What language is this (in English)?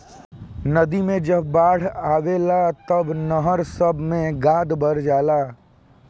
Bhojpuri